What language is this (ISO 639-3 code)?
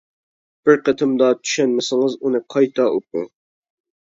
uig